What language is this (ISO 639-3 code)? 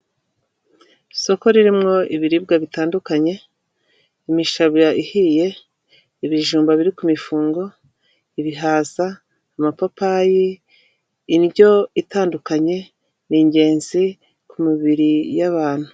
kin